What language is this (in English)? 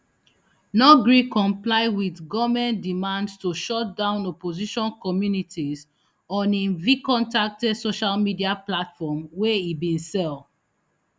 Nigerian Pidgin